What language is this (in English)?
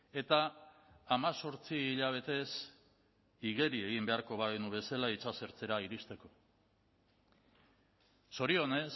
Basque